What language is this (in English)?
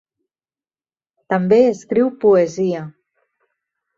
Catalan